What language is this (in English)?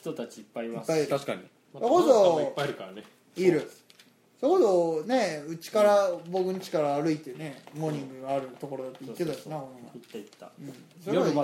Japanese